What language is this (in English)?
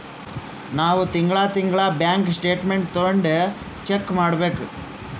Kannada